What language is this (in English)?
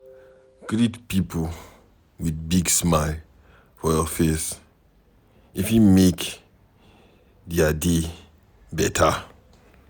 Nigerian Pidgin